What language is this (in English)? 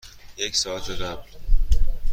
Persian